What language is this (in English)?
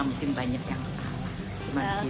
Indonesian